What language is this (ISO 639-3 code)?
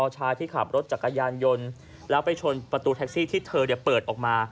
tha